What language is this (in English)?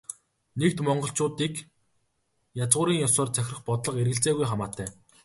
Mongolian